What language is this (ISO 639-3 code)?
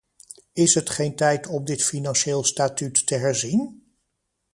nld